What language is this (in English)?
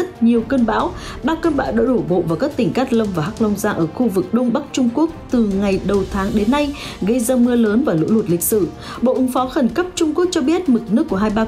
Vietnamese